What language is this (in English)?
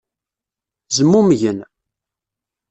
Kabyle